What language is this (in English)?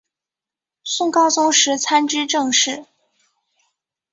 Chinese